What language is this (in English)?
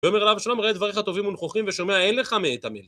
Hebrew